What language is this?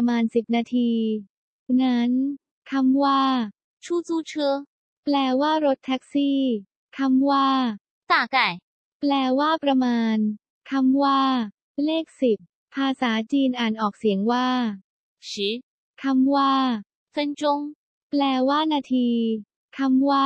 Thai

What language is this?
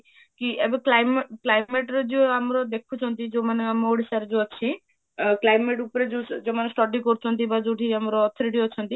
Odia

